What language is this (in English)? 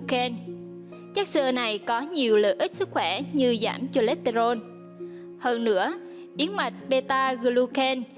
Vietnamese